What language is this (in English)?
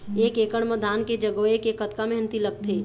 Chhattisgarhi